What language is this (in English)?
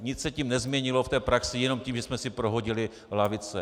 Czech